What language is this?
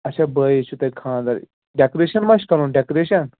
Kashmiri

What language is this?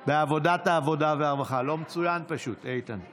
Hebrew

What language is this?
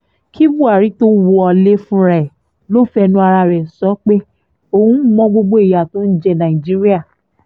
Yoruba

